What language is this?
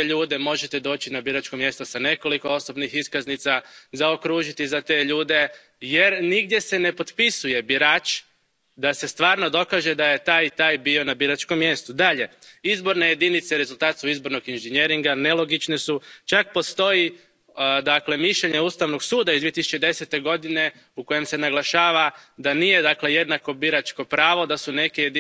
Croatian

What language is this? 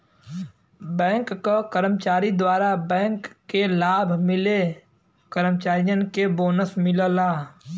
Bhojpuri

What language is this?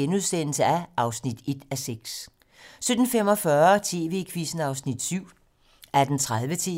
Danish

